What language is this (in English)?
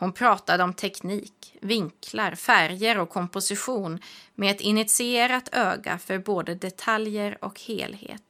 Swedish